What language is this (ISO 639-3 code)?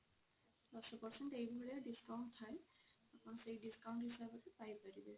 ori